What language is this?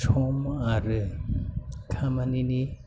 Bodo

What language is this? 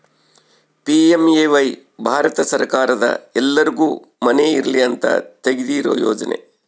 Kannada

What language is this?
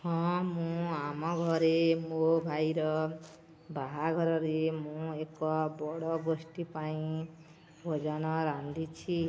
Odia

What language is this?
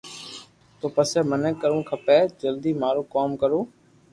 Loarki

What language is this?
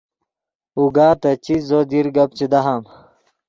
Yidgha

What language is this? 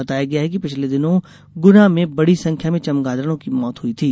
Hindi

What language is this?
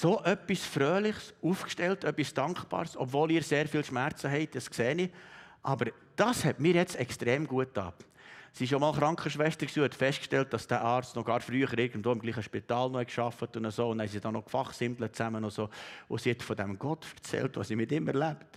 German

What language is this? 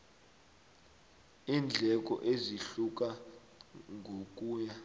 South Ndebele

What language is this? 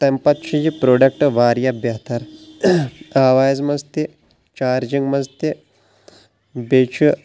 Kashmiri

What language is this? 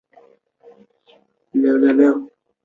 Chinese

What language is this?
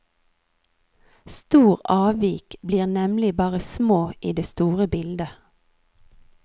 Norwegian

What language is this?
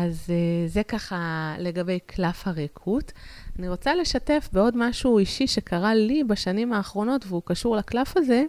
Hebrew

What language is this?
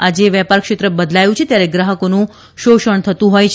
Gujarati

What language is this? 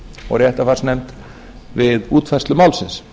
Icelandic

